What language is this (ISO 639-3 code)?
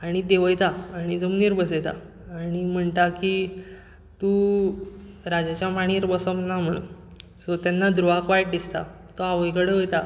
kok